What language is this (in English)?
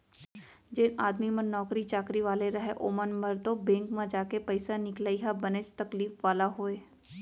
Chhattisgarhi